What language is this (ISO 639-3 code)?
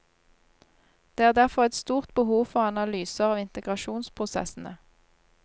nor